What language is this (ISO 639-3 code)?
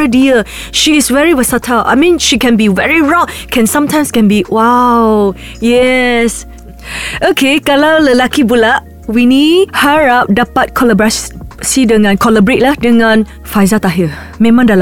msa